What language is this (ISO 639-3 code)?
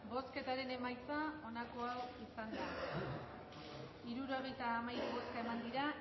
eus